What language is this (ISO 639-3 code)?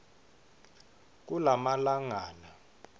ssw